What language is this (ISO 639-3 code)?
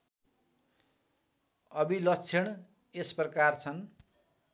nep